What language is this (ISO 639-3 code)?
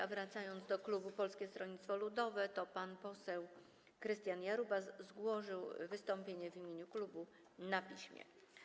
pol